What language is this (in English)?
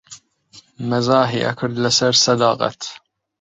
Central Kurdish